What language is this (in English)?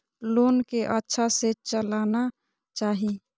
Maithili